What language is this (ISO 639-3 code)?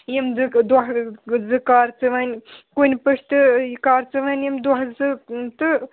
kas